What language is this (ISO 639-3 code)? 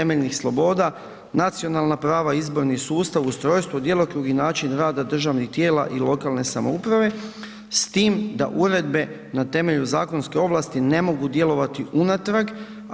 hrv